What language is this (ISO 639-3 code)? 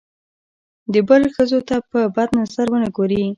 pus